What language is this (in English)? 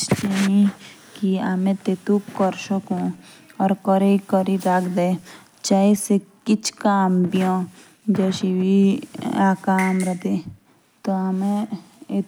Jaunsari